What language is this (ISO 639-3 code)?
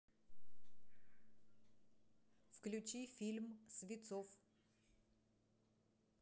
rus